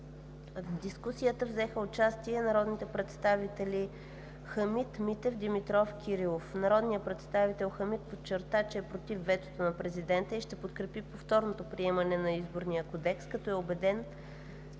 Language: Bulgarian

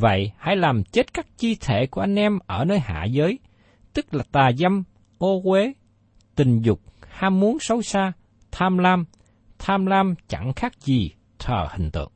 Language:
Vietnamese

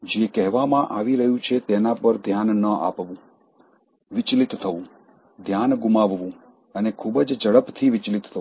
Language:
Gujarati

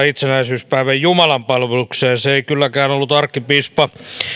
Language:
Finnish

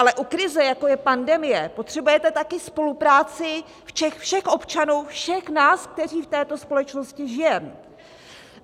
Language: Czech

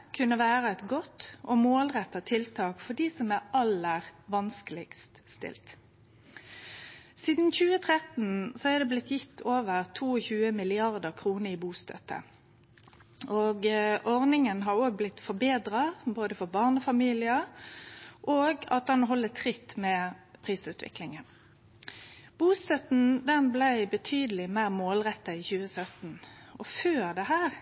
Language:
Norwegian Nynorsk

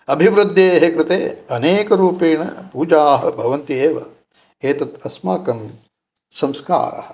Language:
Sanskrit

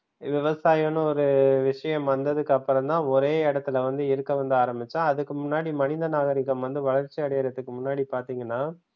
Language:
Tamil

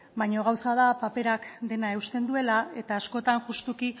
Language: Basque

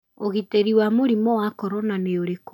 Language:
Kikuyu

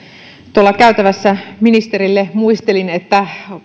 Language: Finnish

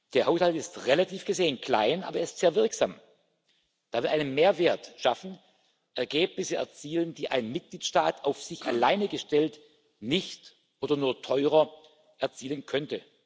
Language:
German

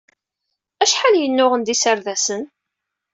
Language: Kabyle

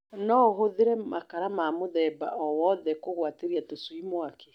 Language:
Kikuyu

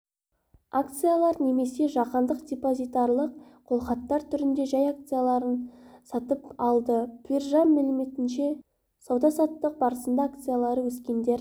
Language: Kazakh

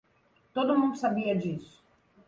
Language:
Portuguese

